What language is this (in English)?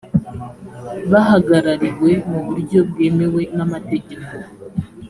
Kinyarwanda